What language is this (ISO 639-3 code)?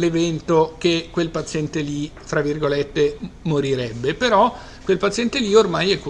ita